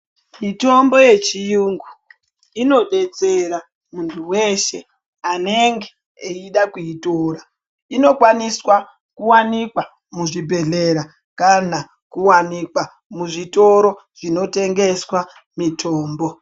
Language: Ndau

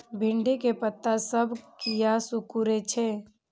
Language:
Maithili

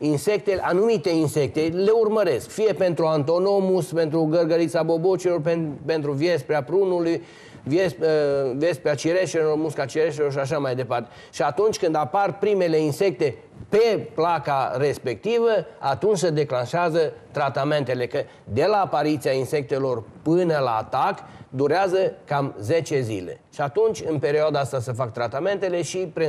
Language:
Romanian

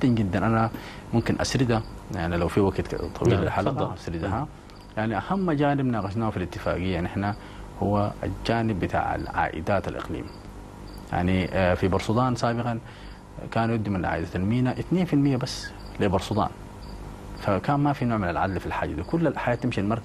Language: Arabic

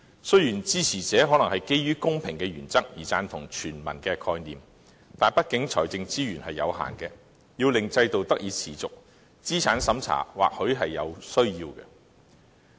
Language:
Cantonese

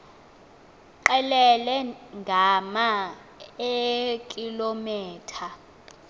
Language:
Xhosa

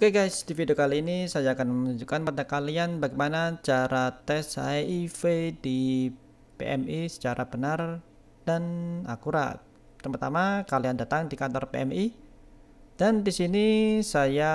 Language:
Indonesian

